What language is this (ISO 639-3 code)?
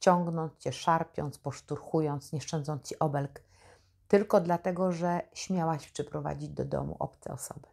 pol